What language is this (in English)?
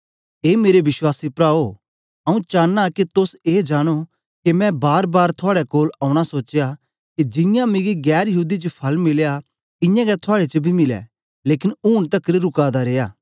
Dogri